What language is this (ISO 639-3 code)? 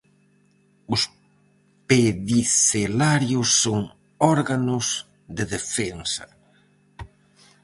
glg